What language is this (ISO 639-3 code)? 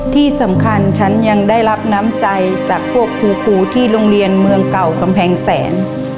tha